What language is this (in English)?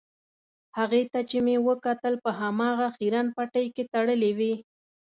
Pashto